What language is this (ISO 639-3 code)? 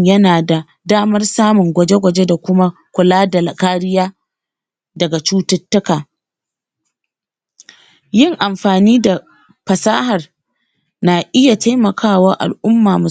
hau